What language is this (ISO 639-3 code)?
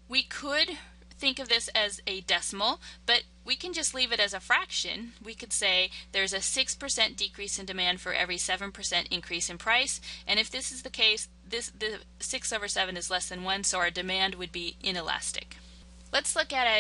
eng